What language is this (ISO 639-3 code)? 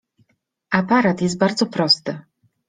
pol